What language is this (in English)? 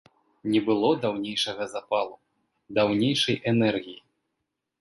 Belarusian